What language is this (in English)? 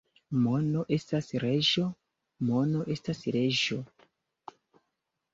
Esperanto